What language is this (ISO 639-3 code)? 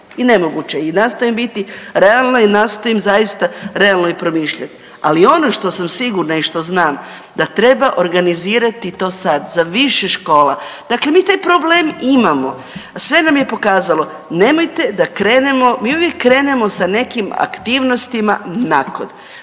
hrv